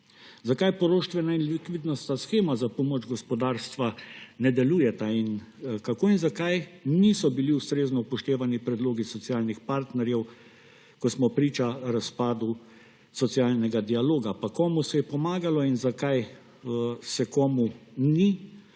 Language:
Slovenian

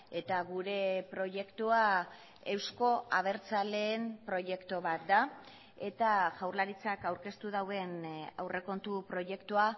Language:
Basque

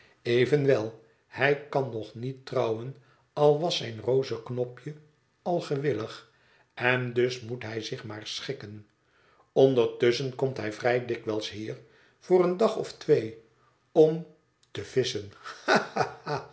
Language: Dutch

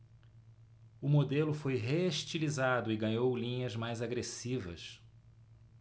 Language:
Portuguese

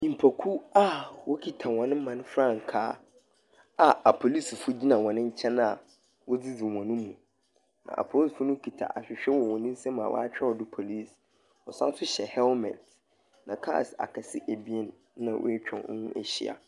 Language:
Akan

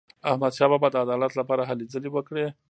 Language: Pashto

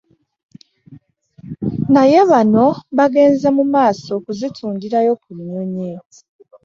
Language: Ganda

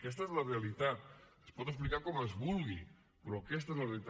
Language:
Catalan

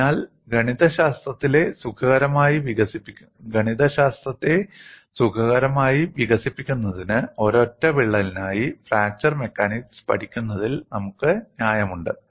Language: Malayalam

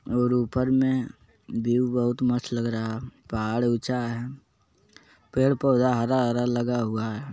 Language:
Magahi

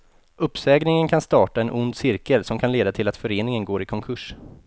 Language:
Swedish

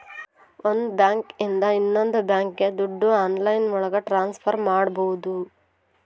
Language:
Kannada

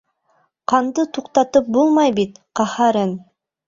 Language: Bashkir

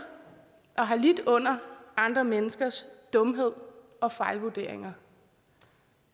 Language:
Danish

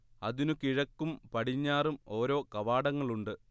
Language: Malayalam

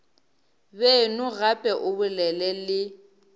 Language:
Northern Sotho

